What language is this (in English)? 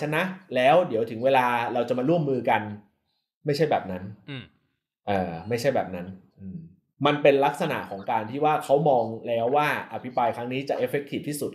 Thai